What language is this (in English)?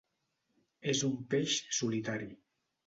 Catalan